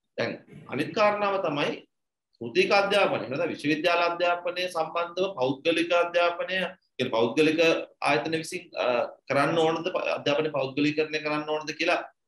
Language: Hindi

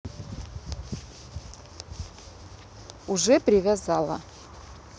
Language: Russian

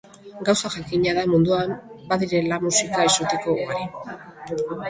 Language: Basque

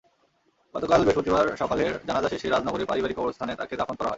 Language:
Bangla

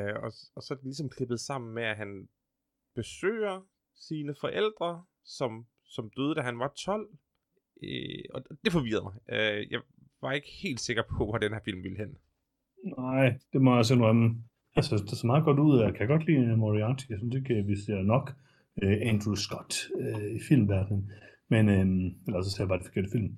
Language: Danish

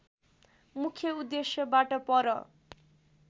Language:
Nepali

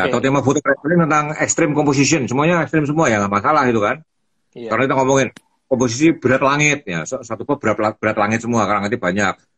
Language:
Indonesian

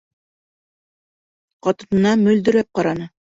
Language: Bashkir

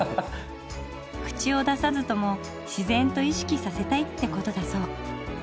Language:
Japanese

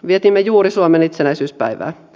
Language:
Finnish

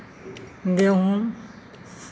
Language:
Maithili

